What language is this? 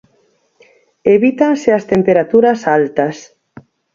Galician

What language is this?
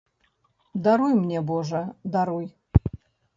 Belarusian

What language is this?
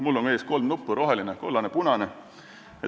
Estonian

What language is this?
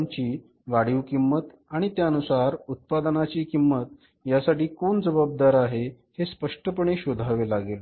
Marathi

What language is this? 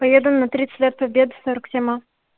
Russian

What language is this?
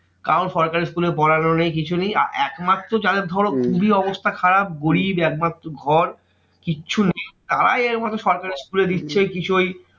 Bangla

